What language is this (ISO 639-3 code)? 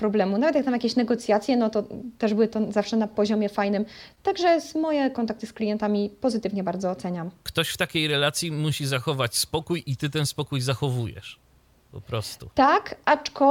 pol